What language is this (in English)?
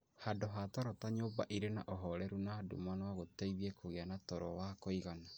Kikuyu